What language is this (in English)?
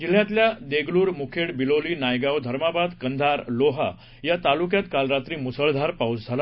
Marathi